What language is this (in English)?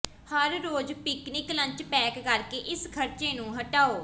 Punjabi